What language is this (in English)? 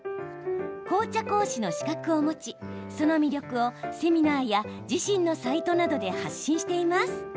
Japanese